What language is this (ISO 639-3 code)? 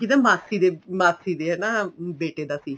pan